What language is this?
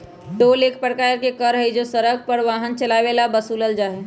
Magahi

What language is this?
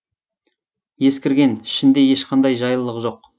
Kazakh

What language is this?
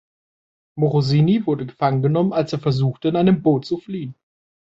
German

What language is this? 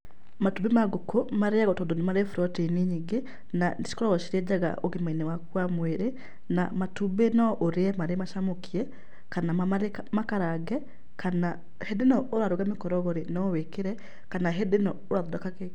Kikuyu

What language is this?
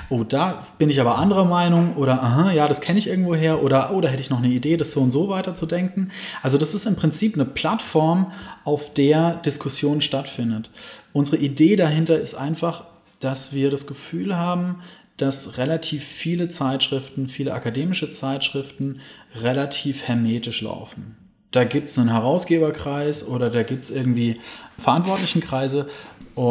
German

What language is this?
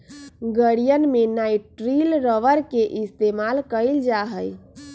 Magahi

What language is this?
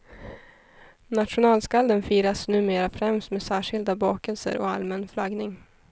Swedish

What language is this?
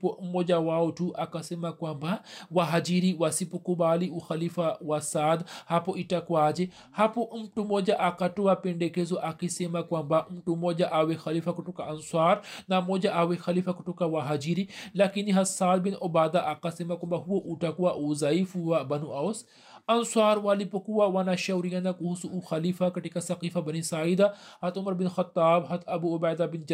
Swahili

